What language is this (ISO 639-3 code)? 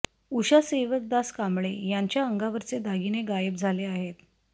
mar